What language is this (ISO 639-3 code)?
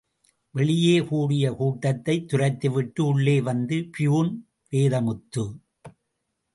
tam